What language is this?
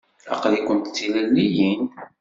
Kabyle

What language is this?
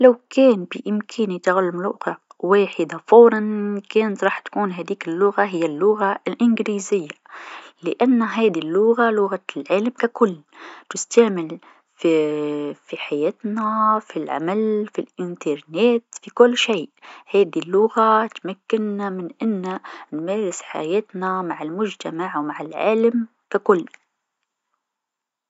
Tunisian Arabic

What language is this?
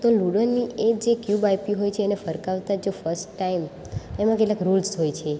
Gujarati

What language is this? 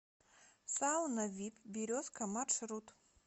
Russian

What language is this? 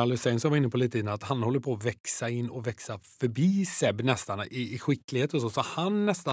Swedish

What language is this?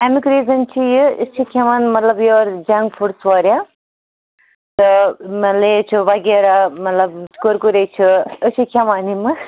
Kashmiri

